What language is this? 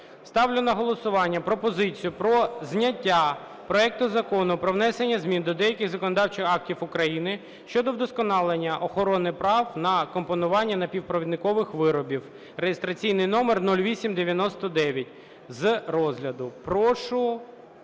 Ukrainian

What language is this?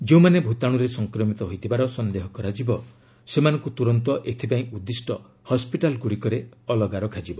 Odia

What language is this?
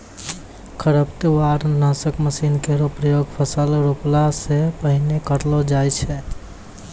Maithili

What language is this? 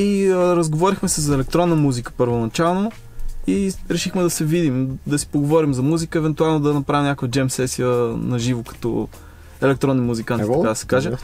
Bulgarian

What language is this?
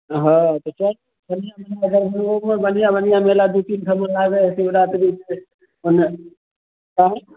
Maithili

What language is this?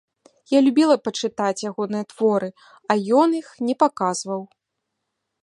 Belarusian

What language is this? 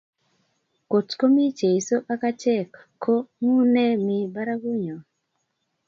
Kalenjin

